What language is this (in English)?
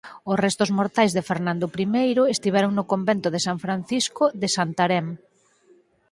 Galician